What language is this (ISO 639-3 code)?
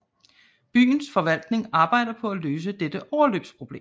dan